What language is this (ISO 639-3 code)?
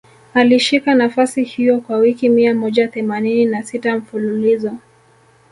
swa